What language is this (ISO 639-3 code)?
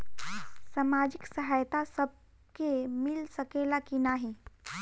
bho